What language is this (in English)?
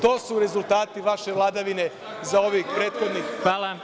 Serbian